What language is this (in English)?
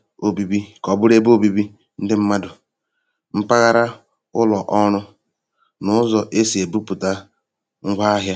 Igbo